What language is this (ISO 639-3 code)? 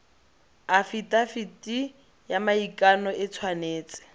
tsn